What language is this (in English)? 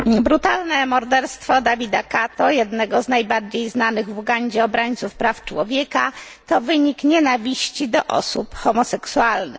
Polish